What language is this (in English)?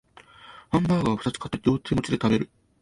Japanese